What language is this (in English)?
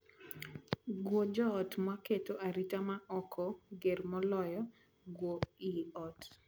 Luo (Kenya and Tanzania)